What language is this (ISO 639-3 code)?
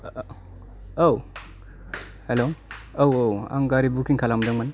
brx